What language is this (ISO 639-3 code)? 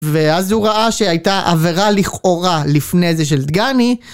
heb